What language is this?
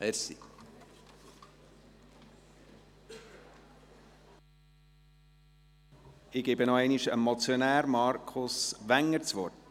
Swiss German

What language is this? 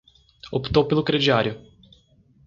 Portuguese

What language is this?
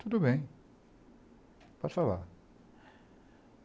Portuguese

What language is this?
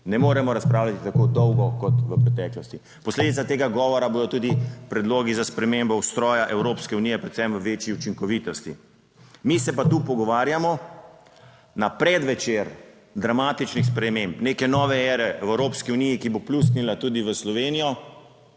Slovenian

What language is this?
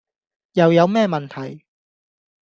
Cantonese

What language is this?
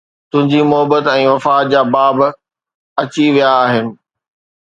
Sindhi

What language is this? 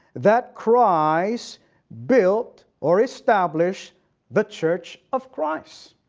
English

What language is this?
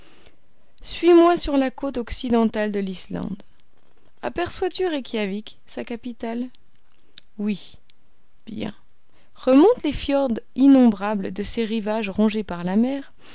French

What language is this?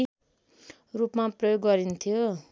Nepali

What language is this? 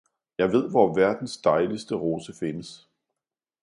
Danish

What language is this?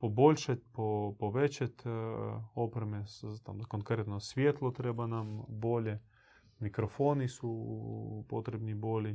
Croatian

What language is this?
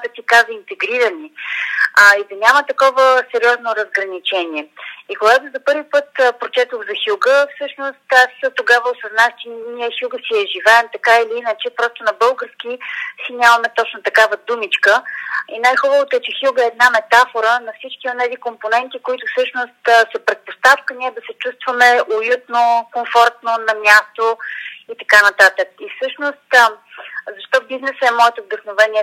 Bulgarian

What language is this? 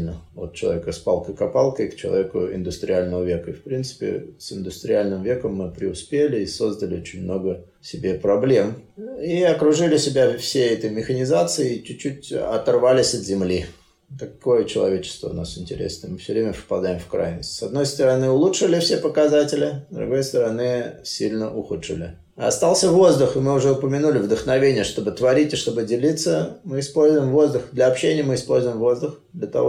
Russian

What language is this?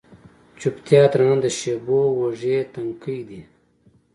Pashto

